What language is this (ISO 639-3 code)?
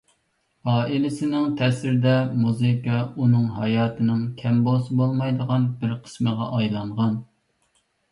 uig